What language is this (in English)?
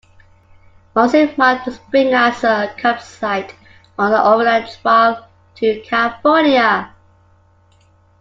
English